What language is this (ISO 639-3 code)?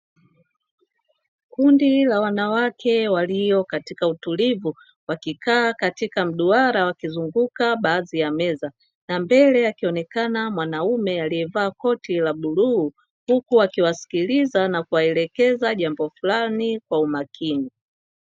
swa